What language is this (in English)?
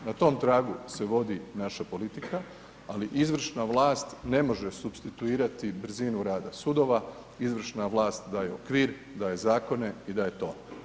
Croatian